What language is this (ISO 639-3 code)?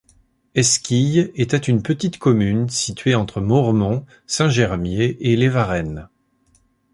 fra